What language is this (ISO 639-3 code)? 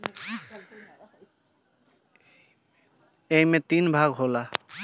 bho